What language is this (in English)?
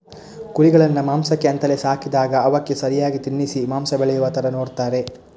Kannada